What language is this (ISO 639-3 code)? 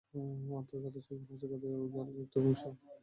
ben